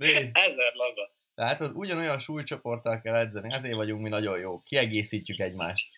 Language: Hungarian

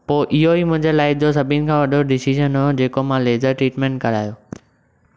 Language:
Sindhi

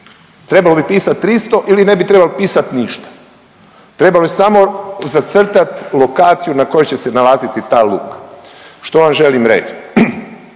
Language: Croatian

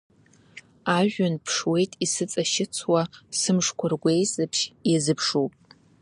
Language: Abkhazian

